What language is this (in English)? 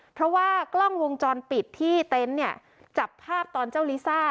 Thai